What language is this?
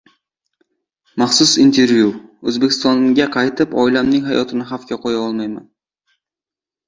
Uzbek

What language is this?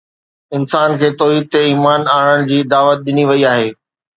Sindhi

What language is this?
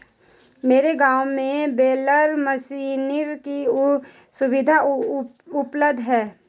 Hindi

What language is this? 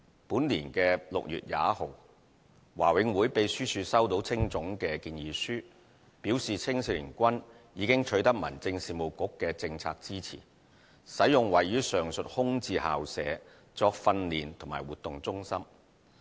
Cantonese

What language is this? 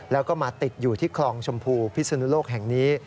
Thai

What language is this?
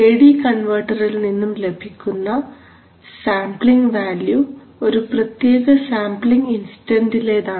Malayalam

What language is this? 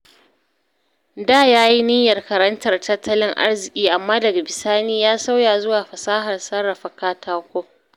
Hausa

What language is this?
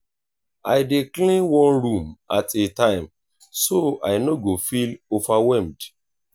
Nigerian Pidgin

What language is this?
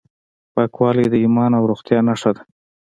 Pashto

